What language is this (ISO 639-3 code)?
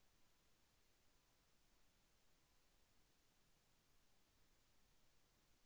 tel